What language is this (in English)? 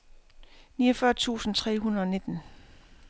Danish